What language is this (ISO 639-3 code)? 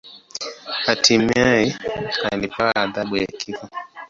swa